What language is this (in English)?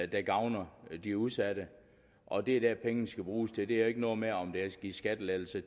Danish